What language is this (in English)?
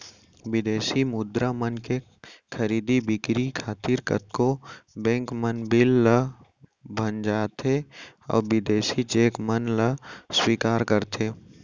Chhattisgarhi